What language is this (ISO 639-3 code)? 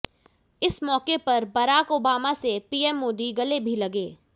hin